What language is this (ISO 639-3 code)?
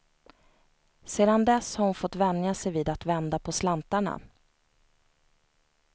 swe